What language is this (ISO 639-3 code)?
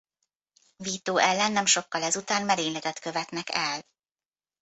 hun